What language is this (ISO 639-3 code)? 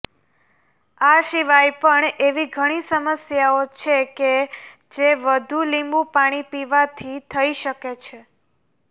guj